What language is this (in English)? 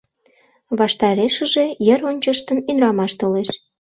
Mari